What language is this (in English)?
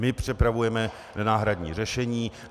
Czech